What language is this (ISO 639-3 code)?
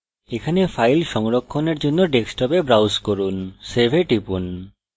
ben